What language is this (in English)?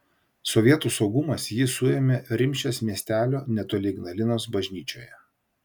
Lithuanian